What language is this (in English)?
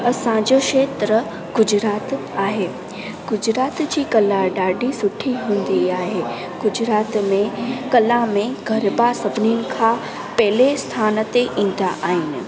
Sindhi